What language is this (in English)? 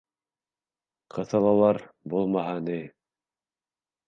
Bashkir